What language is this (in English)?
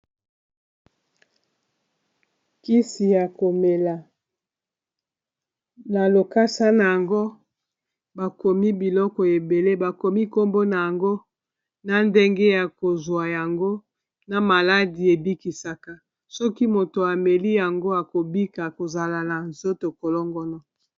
Lingala